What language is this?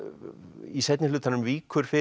Icelandic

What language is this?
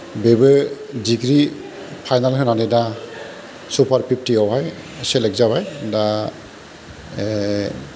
Bodo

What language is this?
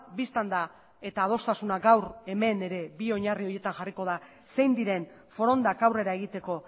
Basque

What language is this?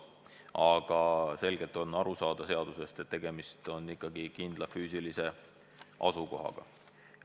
Estonian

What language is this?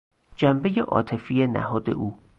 Persian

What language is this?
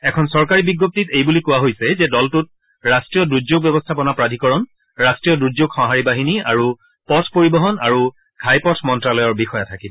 Assamese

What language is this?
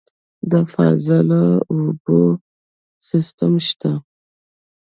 Pashto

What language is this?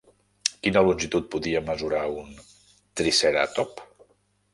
Catalan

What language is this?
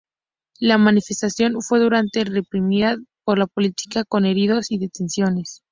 Spanish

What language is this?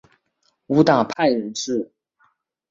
Chinese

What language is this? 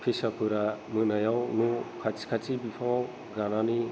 Bodo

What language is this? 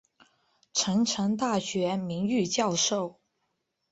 Chinese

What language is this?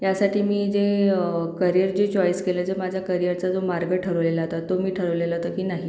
Marathi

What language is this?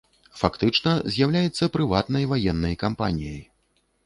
Belarusian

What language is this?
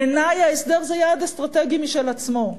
Hebrew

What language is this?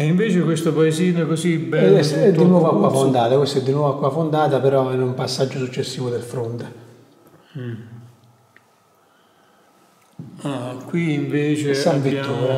Italian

